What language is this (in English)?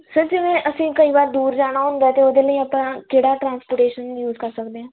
Punjabi